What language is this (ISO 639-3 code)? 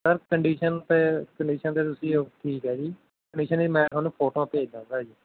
pan